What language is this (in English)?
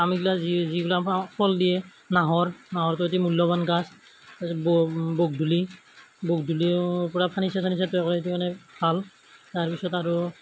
Assamese